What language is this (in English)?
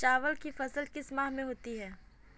Hindi